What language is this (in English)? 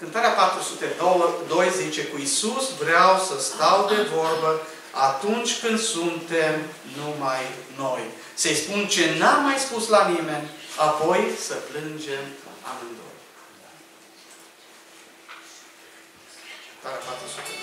Romanian